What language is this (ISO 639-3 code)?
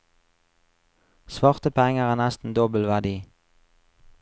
nor